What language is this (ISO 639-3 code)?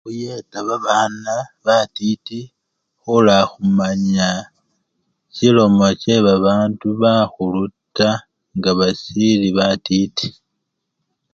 luy